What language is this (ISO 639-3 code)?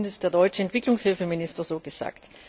deu